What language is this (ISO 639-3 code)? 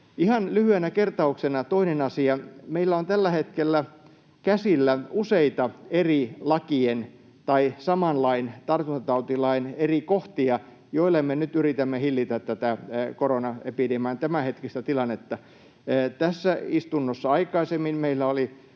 fin